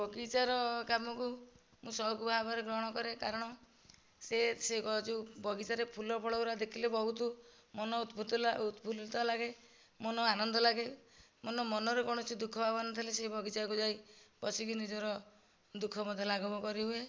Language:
Odia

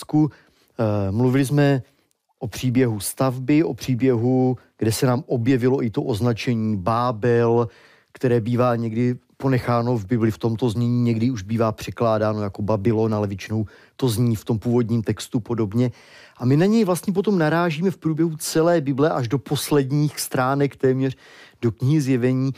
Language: Czech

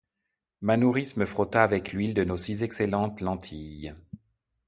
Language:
French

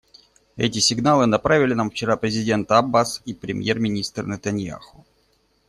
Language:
Russian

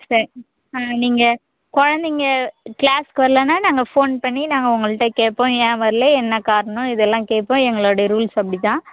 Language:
Tamil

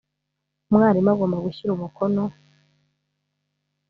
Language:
Kinyarwanda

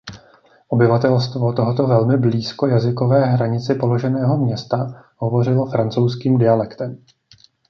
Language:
Czech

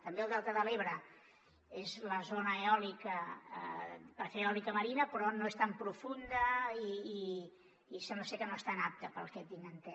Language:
Catalan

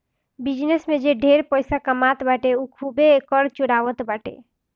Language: Bhojpuri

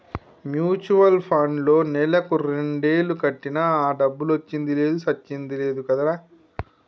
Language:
Telugu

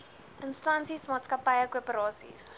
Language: Afrikaans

